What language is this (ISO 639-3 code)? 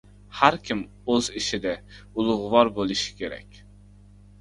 uzb